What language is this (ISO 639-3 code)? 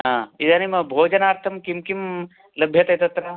san